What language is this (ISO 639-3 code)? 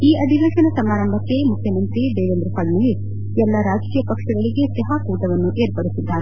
kan